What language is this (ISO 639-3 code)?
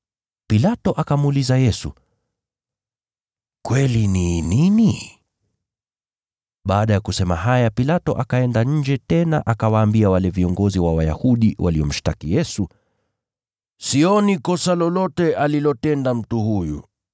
swa